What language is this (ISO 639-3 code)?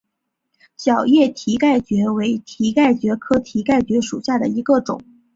zho